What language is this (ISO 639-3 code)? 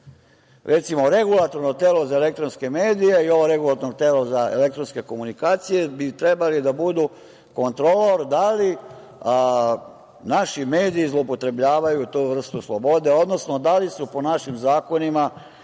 srp